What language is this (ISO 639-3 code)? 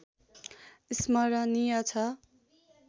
nep